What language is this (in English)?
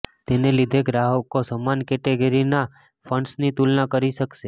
Gujarati